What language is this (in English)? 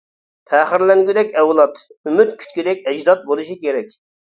Uyghur